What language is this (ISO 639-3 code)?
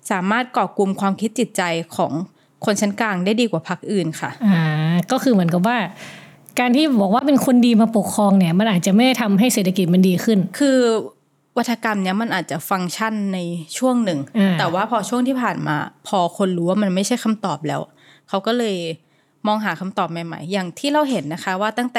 tha